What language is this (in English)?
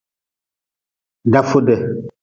Nawdm